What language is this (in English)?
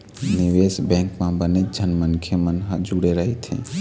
Chhattisgarhi